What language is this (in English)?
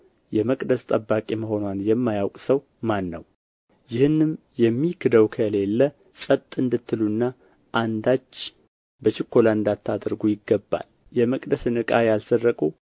Amharic